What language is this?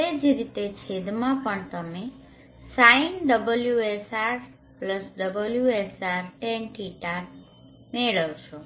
Gujarati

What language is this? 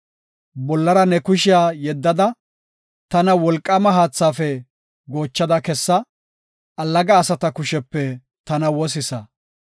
Gofa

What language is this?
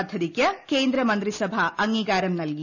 Malayalam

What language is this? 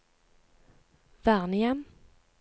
Norwegian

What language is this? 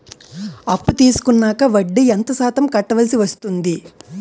Telugu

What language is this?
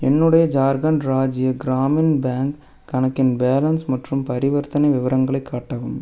Tamil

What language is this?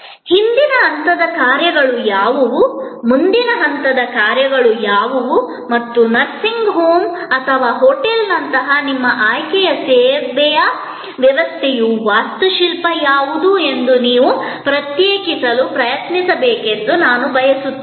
Kannada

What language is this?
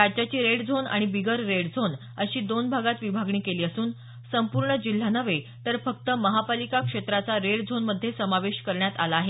Marathi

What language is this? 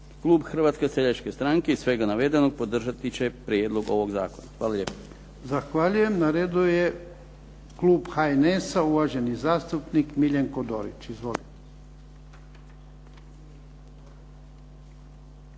Croatian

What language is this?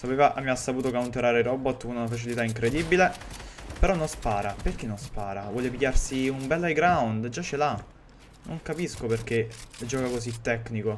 Italian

